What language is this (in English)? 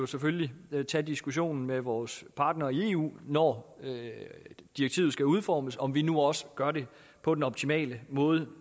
Danish